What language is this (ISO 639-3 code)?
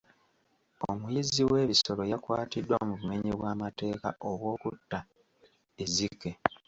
lug